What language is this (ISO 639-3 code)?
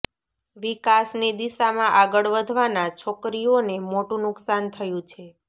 guj